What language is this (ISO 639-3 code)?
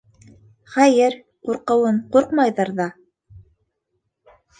bak